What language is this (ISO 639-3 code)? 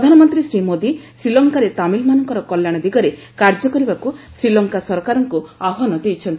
ori